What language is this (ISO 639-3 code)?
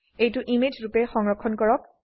asm